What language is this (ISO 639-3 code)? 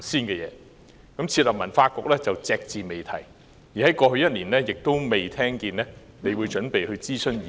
yue